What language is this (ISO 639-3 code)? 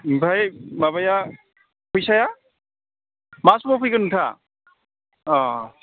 brx